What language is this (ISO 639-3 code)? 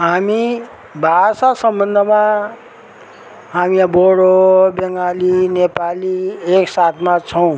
nep